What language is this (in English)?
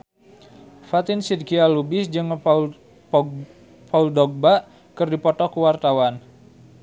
Sundanese